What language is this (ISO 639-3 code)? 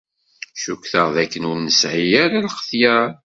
kab